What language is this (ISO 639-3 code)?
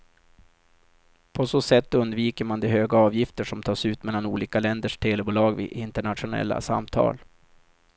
swe